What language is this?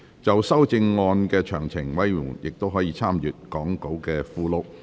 Cantonese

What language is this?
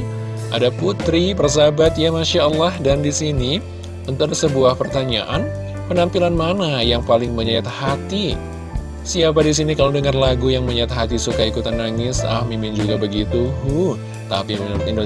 Indonesian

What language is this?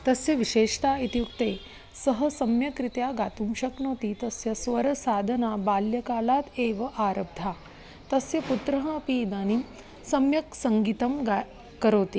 Sanskrit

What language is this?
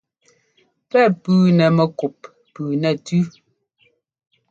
Ngomba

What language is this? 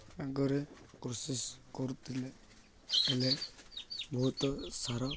Odia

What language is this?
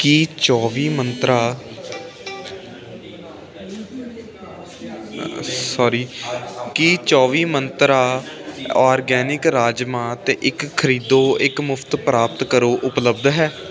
Punjabi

